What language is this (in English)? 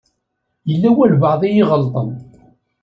Kabyle